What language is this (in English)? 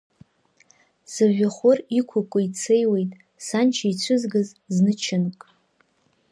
Abkhazian